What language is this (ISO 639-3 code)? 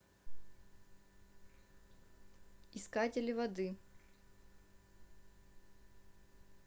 rus